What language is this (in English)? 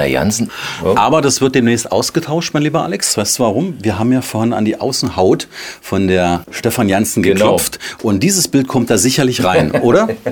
German